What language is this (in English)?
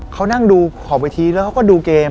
Thai